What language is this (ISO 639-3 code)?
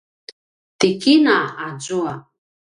pwn